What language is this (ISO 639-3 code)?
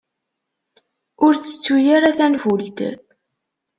kab